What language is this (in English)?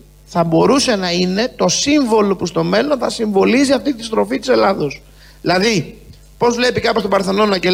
Greek